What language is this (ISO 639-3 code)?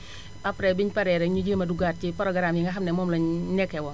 wol